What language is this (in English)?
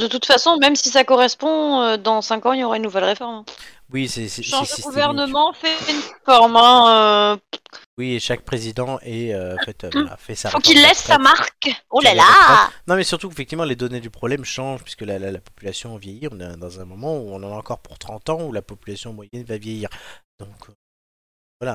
French